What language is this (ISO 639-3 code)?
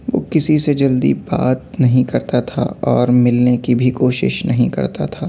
urd